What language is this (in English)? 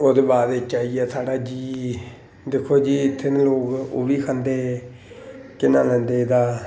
Dogri